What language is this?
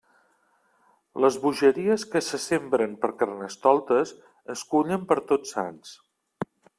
Catalan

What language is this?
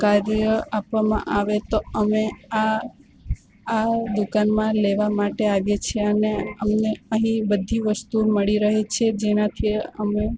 Gujarati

